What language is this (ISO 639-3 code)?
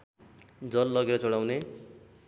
nep